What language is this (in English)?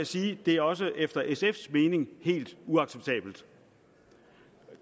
Danish